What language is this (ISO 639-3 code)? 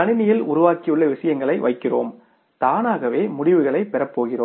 tam